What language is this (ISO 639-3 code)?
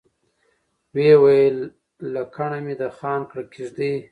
pus